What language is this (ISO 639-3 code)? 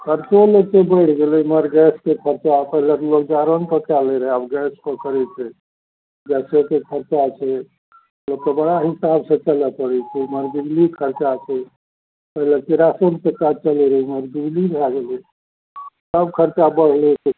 mai